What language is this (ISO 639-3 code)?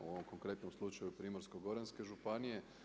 hrv